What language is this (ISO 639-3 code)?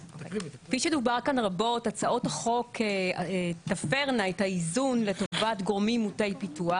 heb